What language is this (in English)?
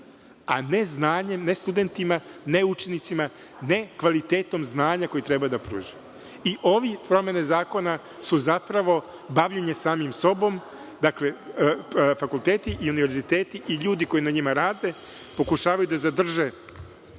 Serbian